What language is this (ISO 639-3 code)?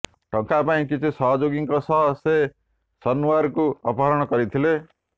ori